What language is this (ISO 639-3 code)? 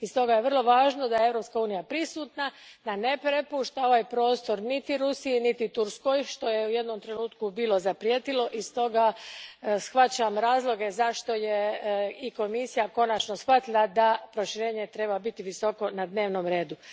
hrv